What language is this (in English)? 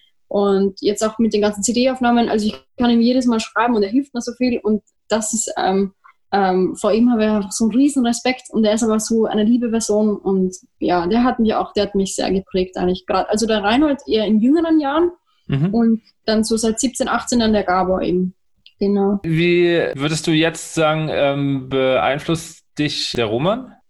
German